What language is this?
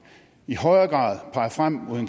Danish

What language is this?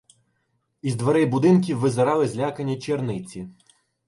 Ukrainian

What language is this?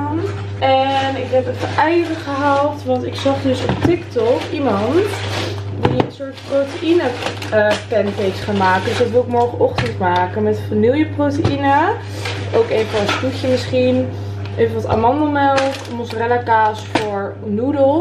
Dutch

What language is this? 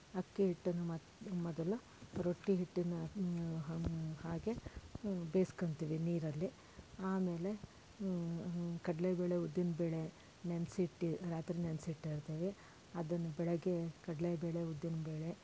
Kannada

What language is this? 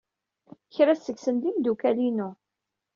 Kabyle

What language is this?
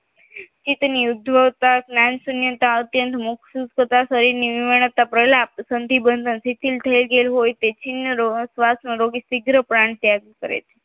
Gujarati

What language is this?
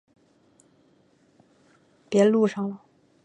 Chinese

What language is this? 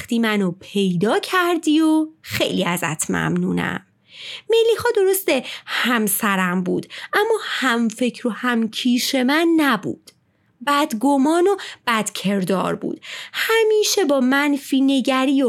Persian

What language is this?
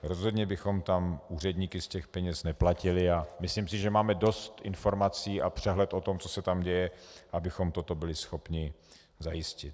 Czech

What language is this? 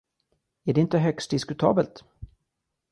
Swedish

